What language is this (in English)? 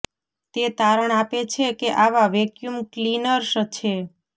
Gujarati